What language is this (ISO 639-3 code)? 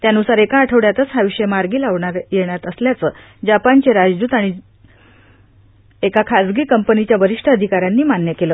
mar